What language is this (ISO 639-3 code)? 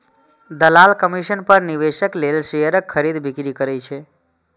mai